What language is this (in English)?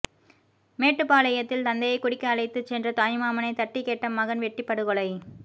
Tamil